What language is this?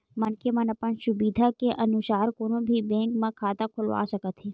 Chhattisgarhi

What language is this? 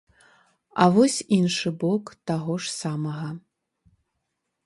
Belarusian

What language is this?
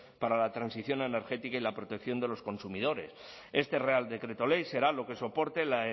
Spanish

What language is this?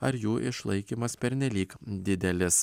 Lithuanian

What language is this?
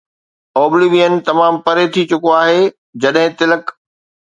Sindhi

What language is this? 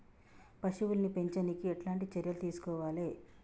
Telugu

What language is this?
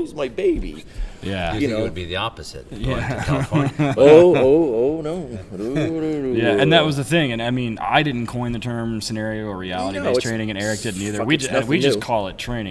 English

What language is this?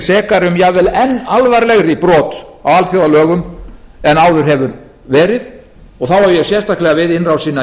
Icelandic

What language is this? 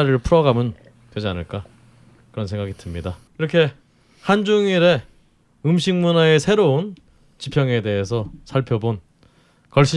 Korean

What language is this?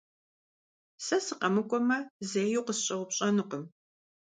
Kabardian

